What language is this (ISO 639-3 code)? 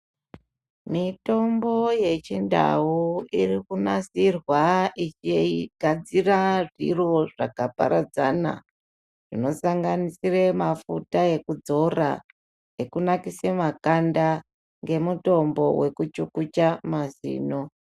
ndc